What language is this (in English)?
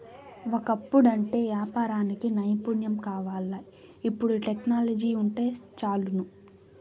Telugu